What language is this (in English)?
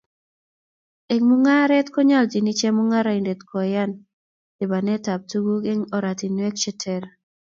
Kalenjin